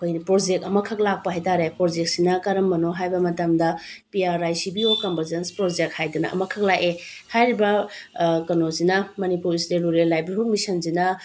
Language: Manipuri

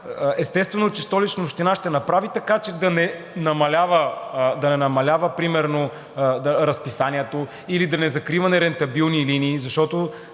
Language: Bulgarian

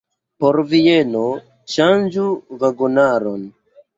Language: Esperanto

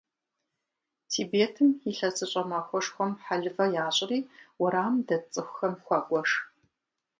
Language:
Kabardian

